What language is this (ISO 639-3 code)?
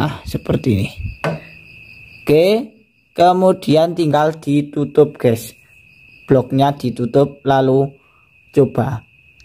ind